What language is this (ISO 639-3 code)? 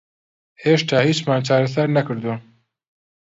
ckb